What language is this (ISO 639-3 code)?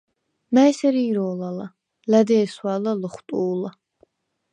sva